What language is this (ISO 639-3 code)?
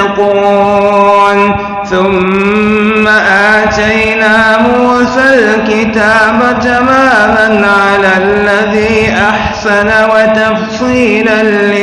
ara